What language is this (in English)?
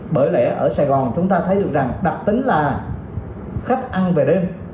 Vietnamese